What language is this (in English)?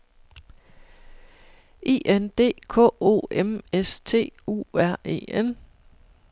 Danish